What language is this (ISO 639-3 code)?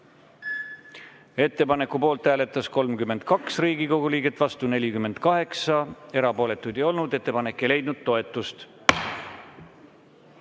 est